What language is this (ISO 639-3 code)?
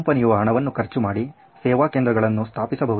kan